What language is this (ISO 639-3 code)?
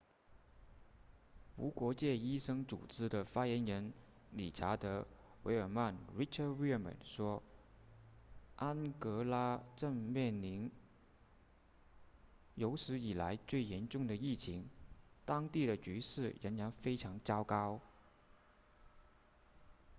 zho